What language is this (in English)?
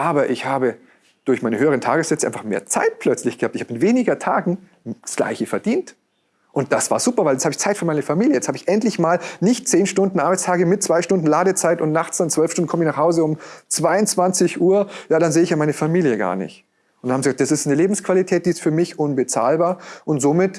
German